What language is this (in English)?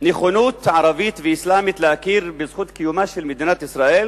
Hebrew